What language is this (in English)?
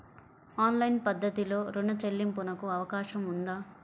Telugu